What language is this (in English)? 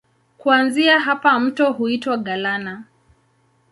Swahili